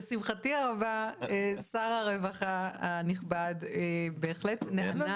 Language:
Hebrew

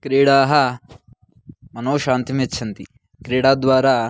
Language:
Sanskrit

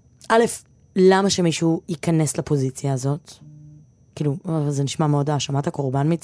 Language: Hebrew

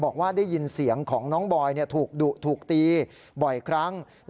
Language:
Thai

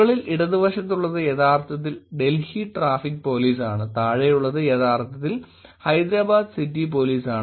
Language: Malayalam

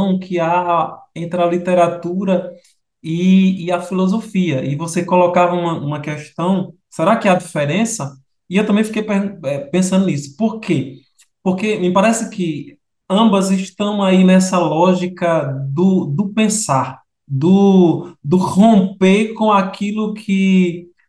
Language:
Portuguese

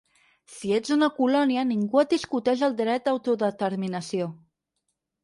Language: Catalan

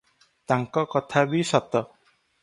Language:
Odia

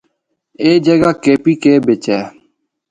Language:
Northern Hindko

